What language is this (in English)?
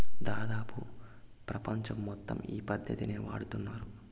Telugu